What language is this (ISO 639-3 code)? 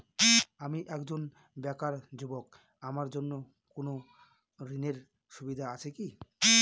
ben